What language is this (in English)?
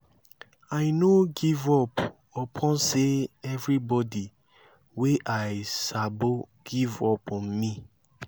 Nigerian Pidgin